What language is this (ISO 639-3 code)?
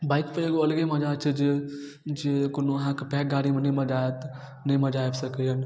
mai